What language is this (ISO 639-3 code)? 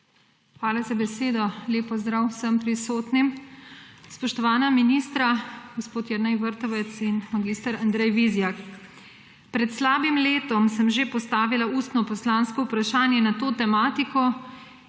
slv